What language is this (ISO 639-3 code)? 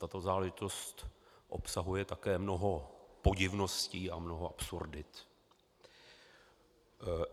ces